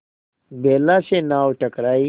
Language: Hindi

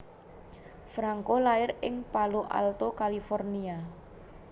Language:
Javanese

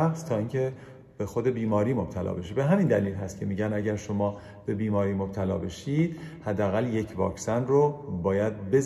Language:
Persian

